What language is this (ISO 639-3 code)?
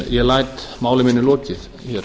isl